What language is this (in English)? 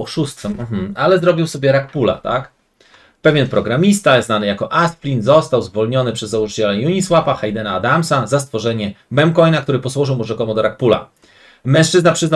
Polish